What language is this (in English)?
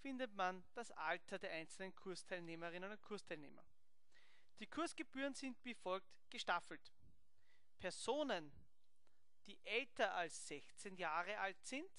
German